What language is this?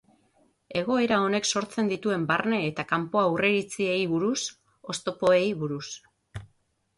Basque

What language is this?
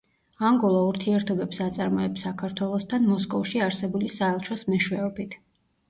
Georgian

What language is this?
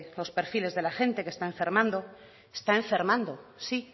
Spanish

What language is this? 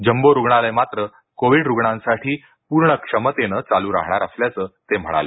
Marathi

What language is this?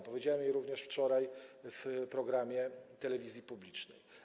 Polish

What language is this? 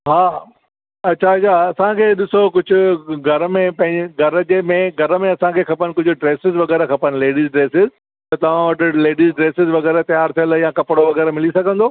Sindhi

